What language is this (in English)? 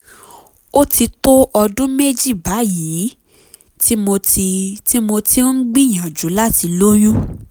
Yoruba